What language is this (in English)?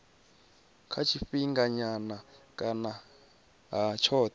Venda